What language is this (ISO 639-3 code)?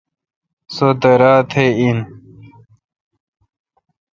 xka